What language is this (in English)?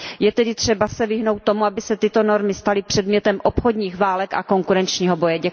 Czech